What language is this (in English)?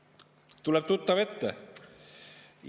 Estonian